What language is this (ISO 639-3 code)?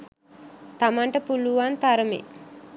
sin